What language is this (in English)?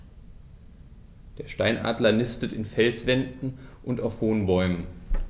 German